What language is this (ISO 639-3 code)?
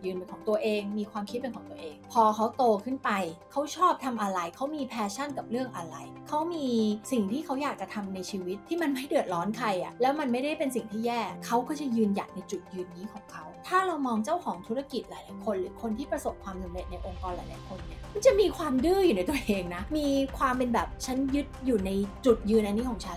tha